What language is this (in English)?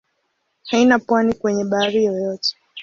Swahili